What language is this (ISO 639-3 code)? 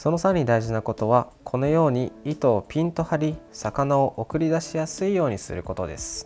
jpn